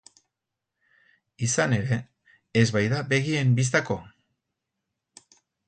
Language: Basque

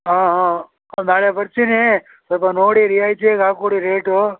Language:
Kannada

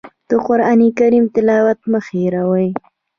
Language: Pashto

